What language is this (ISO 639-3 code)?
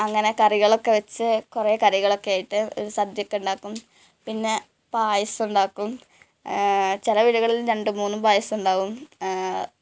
mal